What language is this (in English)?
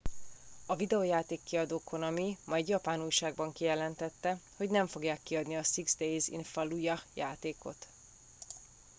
Hungarian